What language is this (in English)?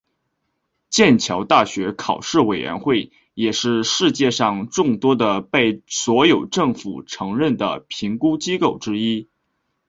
Chinese